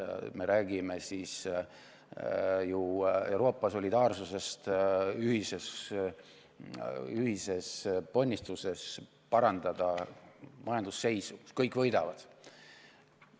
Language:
Estonian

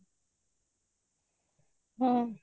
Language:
Odia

